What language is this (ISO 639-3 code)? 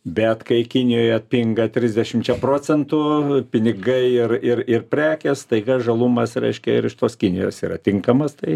lit